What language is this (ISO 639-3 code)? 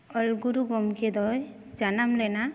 sat